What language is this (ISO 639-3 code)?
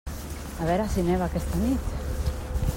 cat